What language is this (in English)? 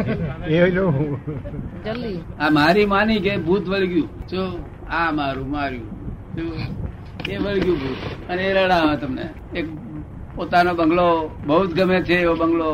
Gujarati